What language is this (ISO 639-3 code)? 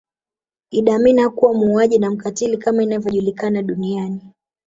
swa